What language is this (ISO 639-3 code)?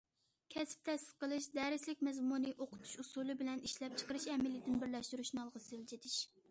uig